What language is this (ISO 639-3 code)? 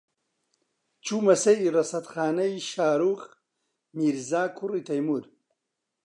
ckb